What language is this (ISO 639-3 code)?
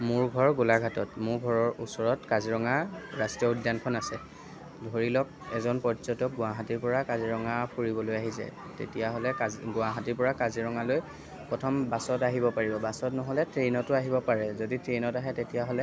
asm